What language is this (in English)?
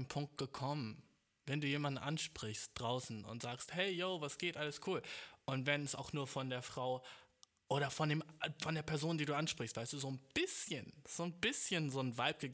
German